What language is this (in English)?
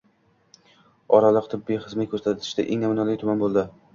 Uzbek